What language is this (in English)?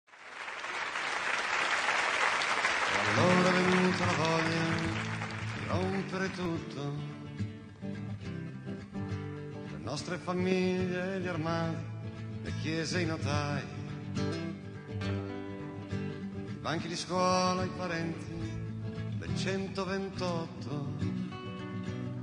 Italian